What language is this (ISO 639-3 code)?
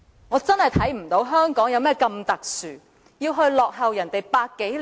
yue